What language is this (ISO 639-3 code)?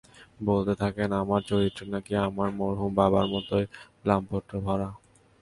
ben